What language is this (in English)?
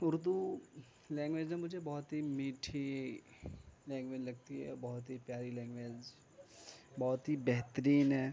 Urdu